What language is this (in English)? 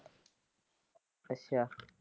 Punjabi